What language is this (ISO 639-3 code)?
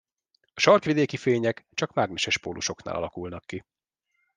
hun